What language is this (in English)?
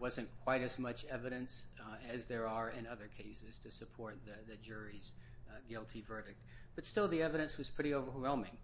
English